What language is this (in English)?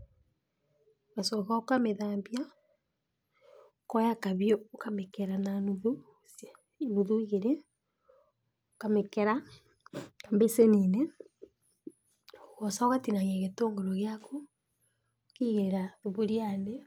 Kikuyu